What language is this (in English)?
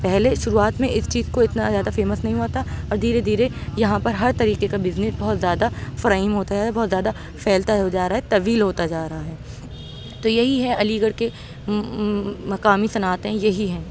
Urdu